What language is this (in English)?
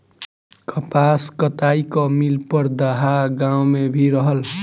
Bhojpuri